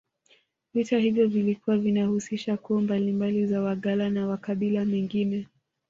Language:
Swahili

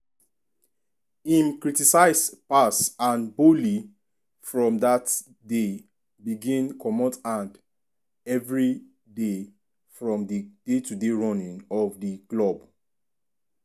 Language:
Nigerian Pidgin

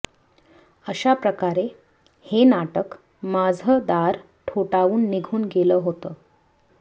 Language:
Marathi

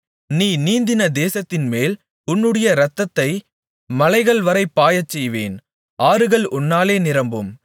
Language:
Tamil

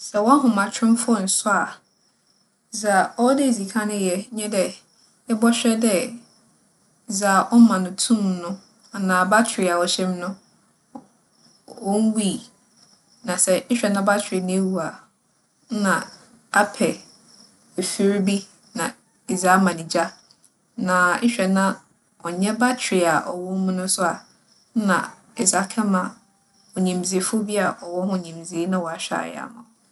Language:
Akan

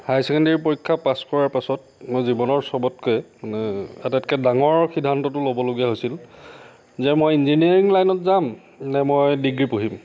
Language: Assamese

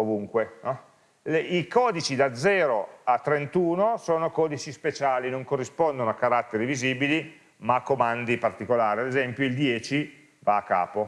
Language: Italian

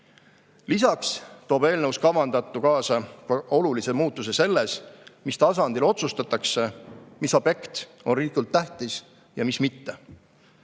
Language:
Estonian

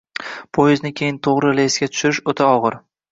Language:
Uzbek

